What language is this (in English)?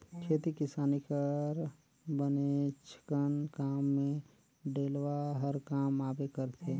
Chhattisgarhi